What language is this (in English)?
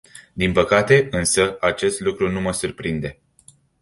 Romanian